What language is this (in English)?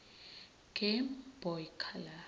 Zulu